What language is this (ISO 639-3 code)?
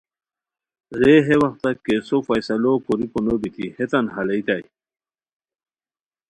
khw